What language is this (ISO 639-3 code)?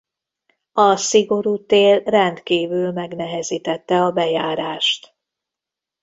hun